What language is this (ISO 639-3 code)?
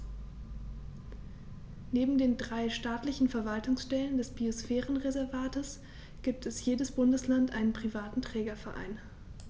deu